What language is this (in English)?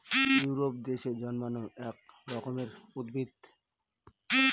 Bangla